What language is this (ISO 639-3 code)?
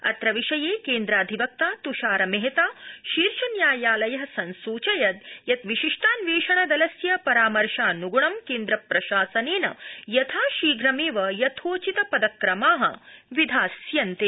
san